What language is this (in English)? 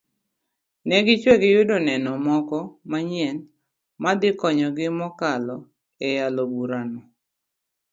Luo (Kenya and Tanzania)